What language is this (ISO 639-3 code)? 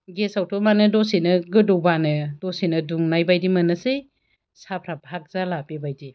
brx